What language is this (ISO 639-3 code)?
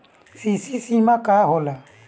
bho